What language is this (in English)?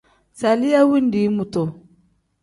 Tem